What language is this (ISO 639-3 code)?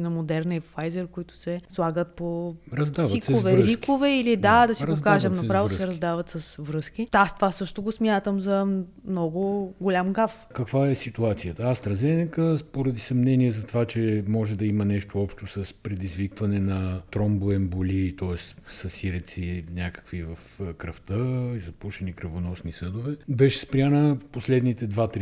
bul